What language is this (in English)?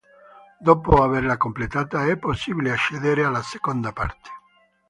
Italian